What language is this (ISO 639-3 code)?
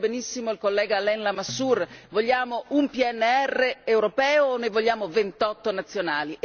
ita